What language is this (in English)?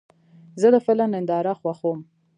Pashto